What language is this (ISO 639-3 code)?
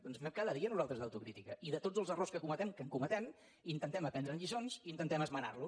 cat